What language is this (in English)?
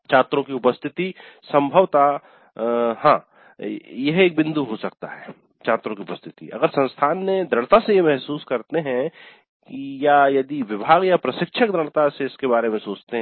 Hindi